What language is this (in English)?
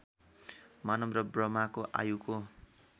Nepali